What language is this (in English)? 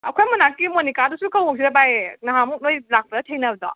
Manipuri